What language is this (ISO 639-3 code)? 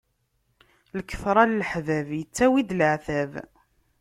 kab